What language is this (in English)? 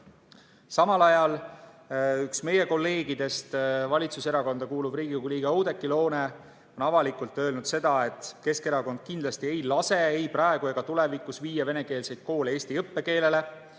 Estonian